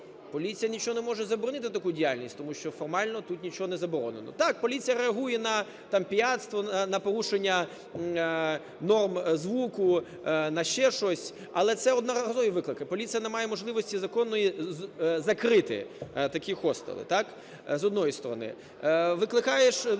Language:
Ukrainian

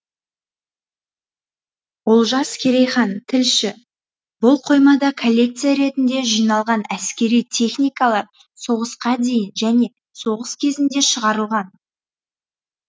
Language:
Kazakh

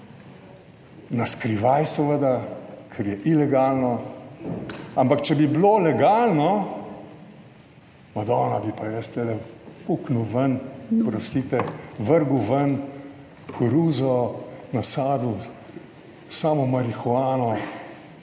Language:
Slovenian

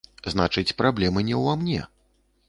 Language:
Belarusian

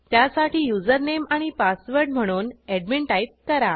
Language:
Marathi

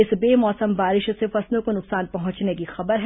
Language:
Hindi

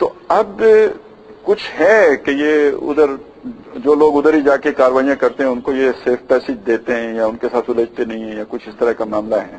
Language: Hindi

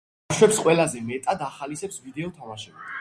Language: Georgian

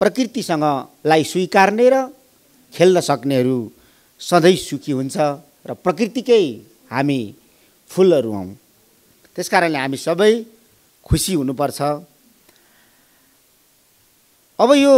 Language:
Romanian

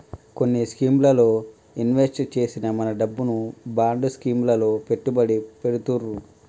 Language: Telugu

